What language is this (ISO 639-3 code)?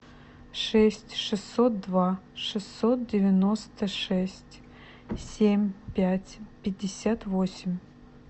rus